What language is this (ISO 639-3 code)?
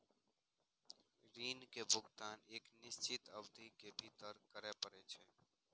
mai